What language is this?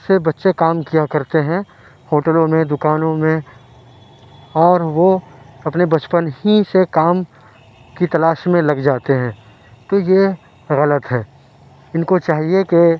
Urdu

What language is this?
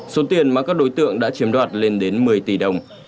Vietnamese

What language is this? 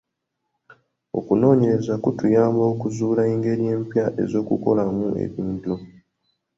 Ganda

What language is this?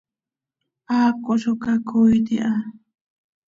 Seri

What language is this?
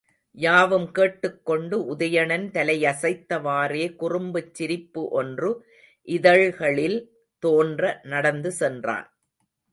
Tamil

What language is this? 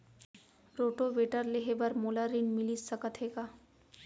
Chhattisgarhi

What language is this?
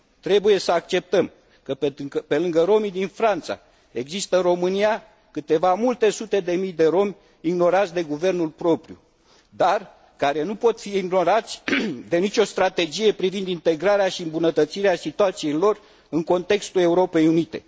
Romanian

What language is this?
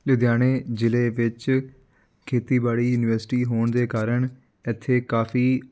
Punjabi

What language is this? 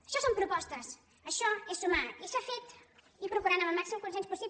Catalan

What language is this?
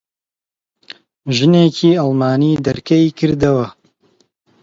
Central Kurdish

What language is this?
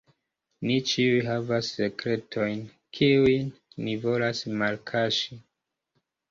Esperanto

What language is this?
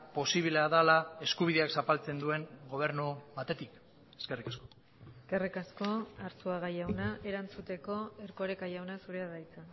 Basque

